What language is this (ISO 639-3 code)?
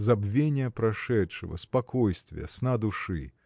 rus